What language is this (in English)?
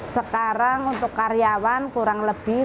Indonesian